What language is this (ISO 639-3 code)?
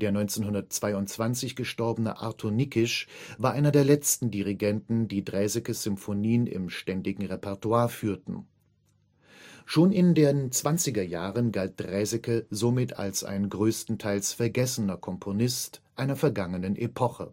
deu